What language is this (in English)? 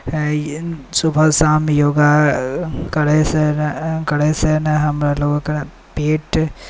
Maithili